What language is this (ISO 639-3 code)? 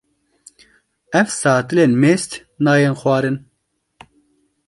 kur